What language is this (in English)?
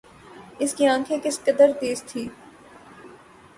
Urdu